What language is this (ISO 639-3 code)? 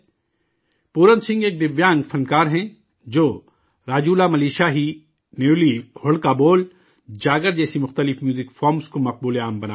urd